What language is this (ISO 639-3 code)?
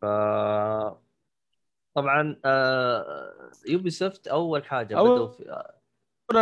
ara